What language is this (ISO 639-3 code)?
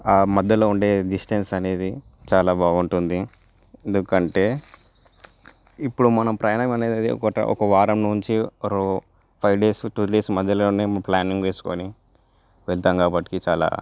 tel